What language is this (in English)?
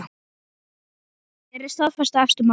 Icelandic